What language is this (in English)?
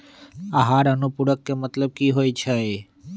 Magahi